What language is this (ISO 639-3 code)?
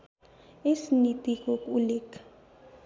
nep